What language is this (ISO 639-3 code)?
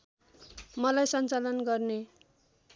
nep